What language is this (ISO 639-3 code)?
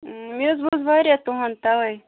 kas